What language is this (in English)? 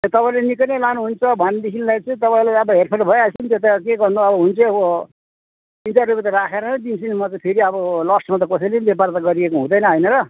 Nepali